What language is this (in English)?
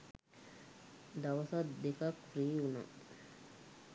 Sinhala